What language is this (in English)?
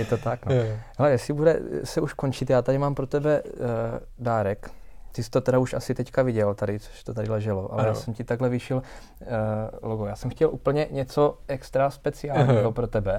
Czech